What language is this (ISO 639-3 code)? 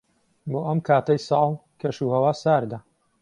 ckb